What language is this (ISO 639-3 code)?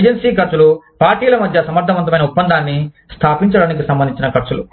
tel